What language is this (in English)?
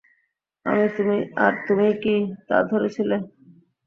Bangla